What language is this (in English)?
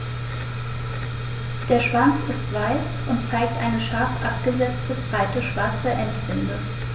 German